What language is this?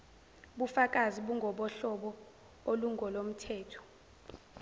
Zulu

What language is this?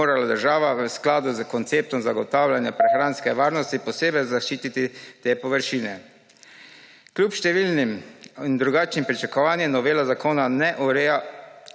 Slovenian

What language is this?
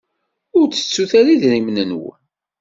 Kabyle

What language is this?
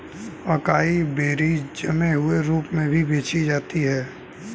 Hindi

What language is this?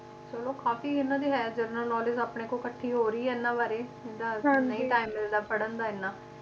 Punjabi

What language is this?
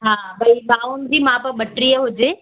Sindhi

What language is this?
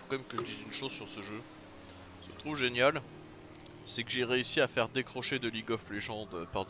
French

